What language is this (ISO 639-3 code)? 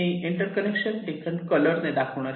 mar